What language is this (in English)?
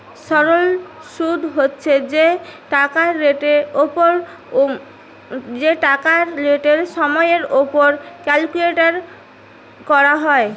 Bangla